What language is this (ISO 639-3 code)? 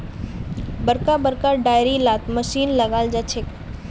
mag